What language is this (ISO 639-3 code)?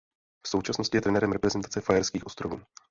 ces